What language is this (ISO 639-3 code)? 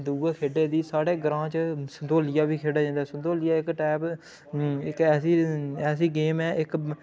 doi